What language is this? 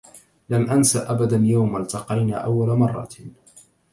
Arabic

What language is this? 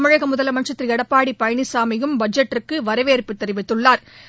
Tamil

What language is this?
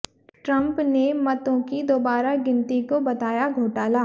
Hindi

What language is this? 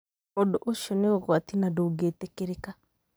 Kikuyu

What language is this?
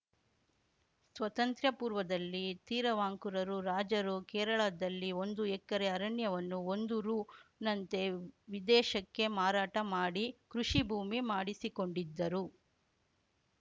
Kannada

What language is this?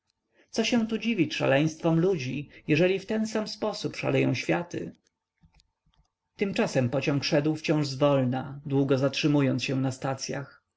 Polish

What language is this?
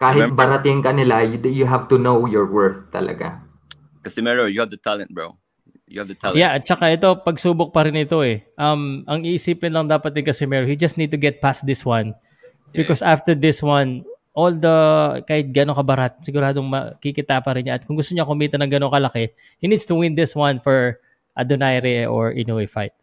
Filipino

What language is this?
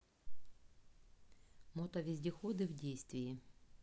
Russian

